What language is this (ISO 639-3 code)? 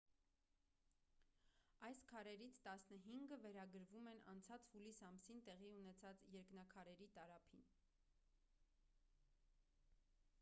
hye